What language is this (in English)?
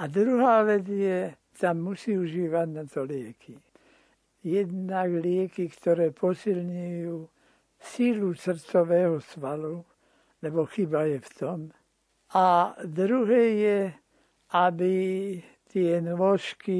Slovak